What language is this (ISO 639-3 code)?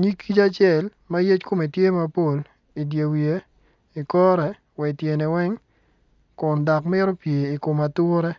ach